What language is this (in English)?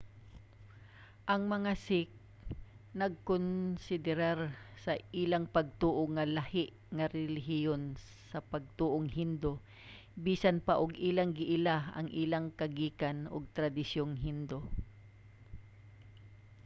Cebuano